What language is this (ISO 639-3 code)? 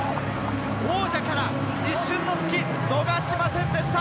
jpn